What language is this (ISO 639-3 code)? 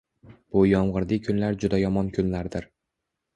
uzb